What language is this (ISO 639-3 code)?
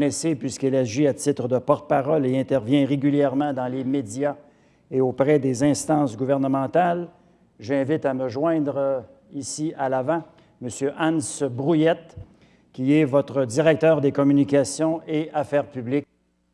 fra